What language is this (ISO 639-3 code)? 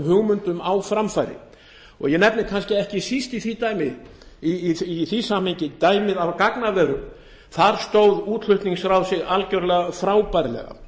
isl